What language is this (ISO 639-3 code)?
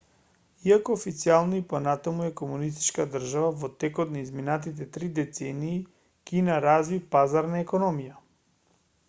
mkd